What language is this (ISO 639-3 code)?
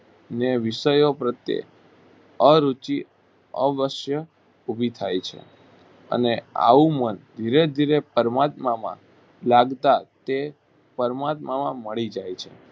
guj